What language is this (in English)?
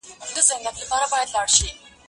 Pashto